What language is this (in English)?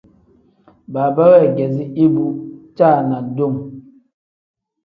Tem